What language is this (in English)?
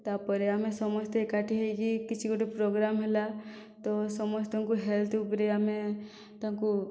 Odia